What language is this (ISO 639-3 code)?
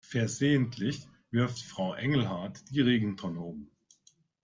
deu